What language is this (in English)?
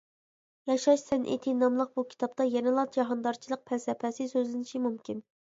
Uyghur